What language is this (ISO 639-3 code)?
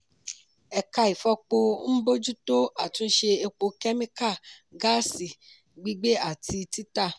yor